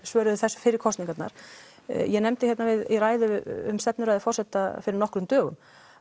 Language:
Icelandic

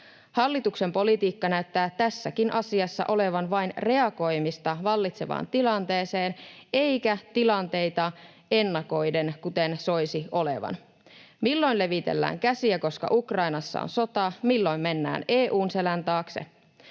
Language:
Finnish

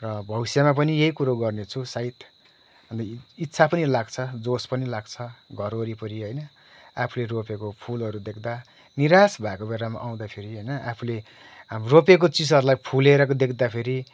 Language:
Nepali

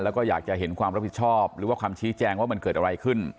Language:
Thai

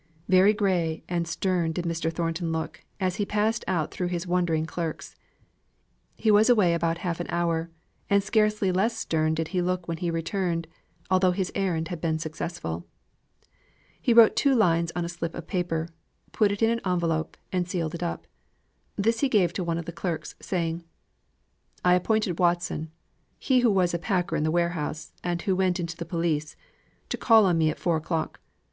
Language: English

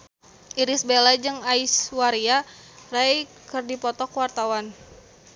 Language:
Sundanese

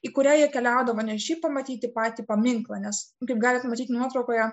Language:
Lithuanian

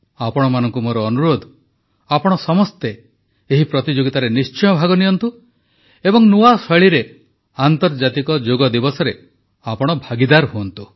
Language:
Odia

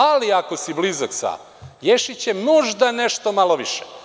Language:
Serbian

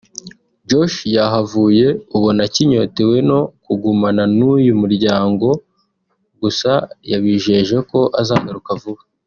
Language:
Kinyarwanda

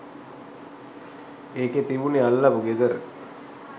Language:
Sinhala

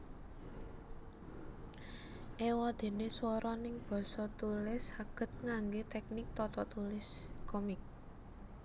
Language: Javanese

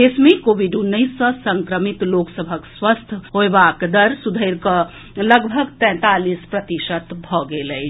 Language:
Maithili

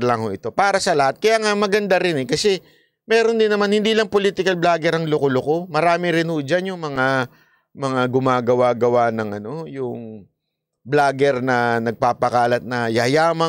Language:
Filipino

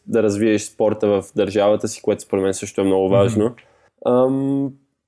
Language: Bulgarian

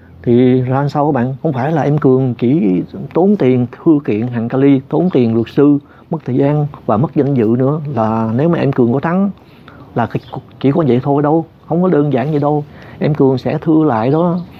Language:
Vietnamese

